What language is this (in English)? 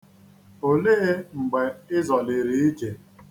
Igbo